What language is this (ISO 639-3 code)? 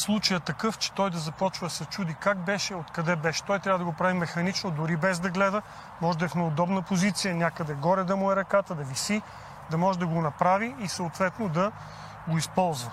bul